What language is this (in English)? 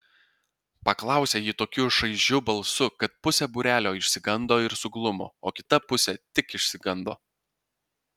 Lithuanian